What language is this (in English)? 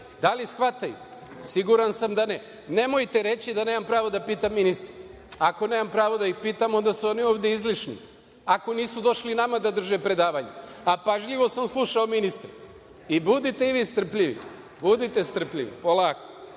Serbian